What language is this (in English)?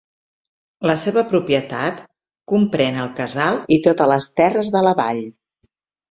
Catalan